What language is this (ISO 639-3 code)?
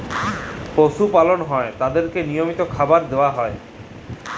ben